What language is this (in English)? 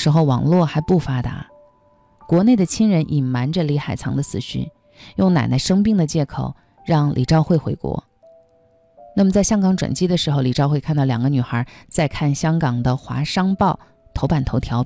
Chinese